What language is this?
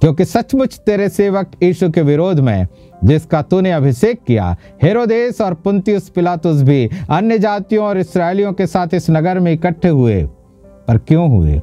Hindi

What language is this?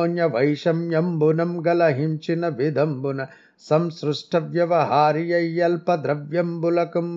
Telugu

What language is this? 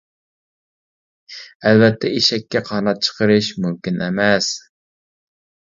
Uyghur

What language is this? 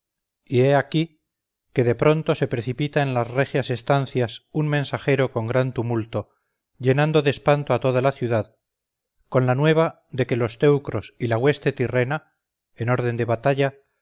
Spanish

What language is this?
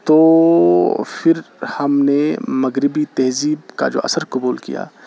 Urdu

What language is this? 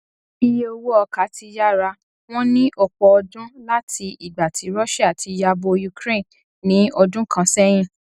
Yoruba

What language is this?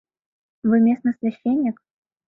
Mari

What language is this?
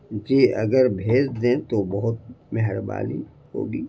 Urdu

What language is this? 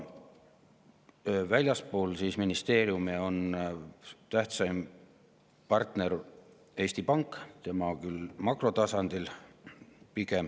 Estonian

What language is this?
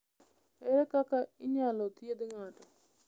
Luo (Kenya and Tanzania)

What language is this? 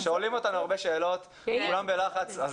Hebrew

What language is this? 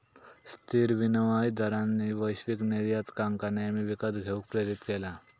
Marathi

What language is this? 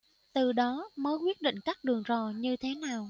Vietnamese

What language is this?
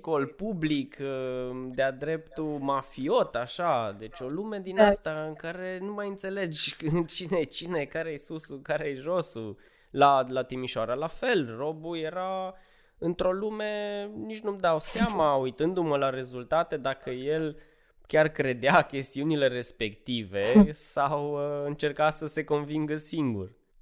Romanian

